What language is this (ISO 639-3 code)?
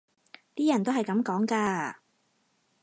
yue